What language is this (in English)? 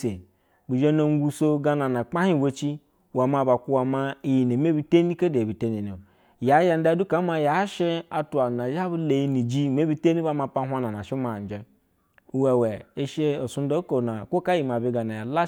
Basa (Nigeria)